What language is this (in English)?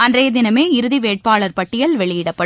Tamil